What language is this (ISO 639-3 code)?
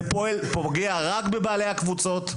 heb